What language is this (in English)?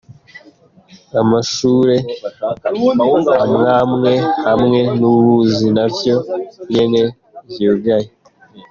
Kinyarwanda